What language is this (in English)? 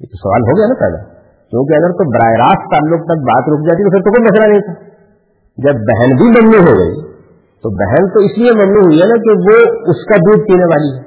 Urdu